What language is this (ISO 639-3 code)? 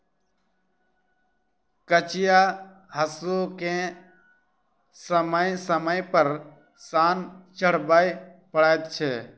mai